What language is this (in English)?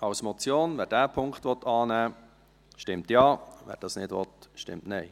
Swiss German